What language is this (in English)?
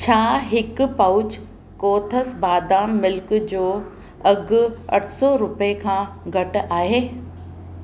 Sindhi